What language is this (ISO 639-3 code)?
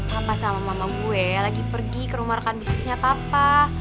ind